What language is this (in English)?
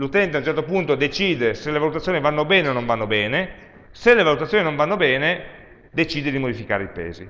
Italian